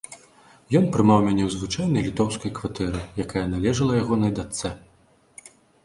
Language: Belarusian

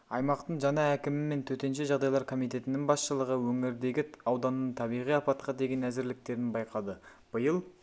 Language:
Kazakh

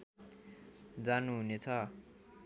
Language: Nepali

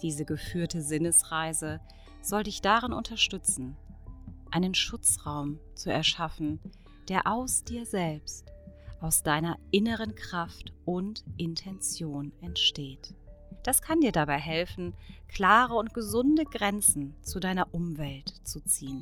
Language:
German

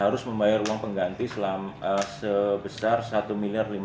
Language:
Indonesian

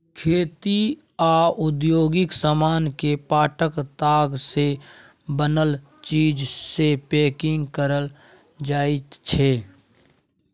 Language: Maithili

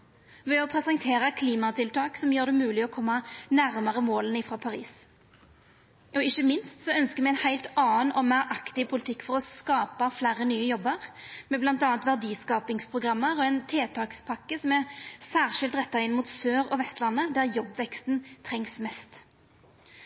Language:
Norwegian Nynorsk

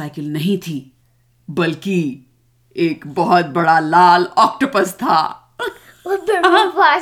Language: Hindi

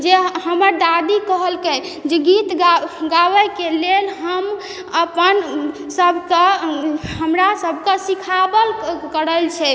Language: Maithili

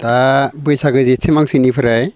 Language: Bodo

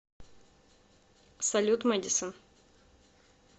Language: Russian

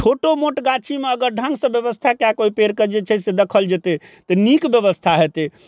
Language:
Maithili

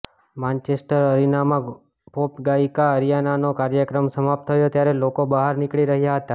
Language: Gujarati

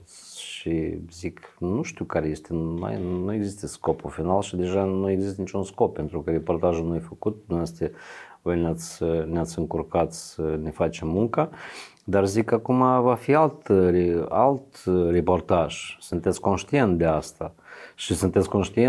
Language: Romanian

